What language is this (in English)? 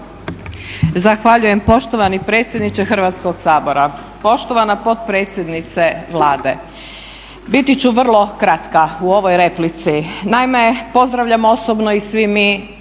Croatian